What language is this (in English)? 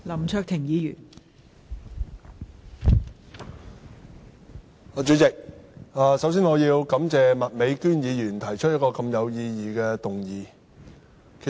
Cantonese